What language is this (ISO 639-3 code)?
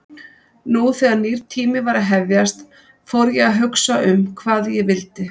isl